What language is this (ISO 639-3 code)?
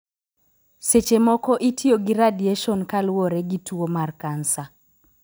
luo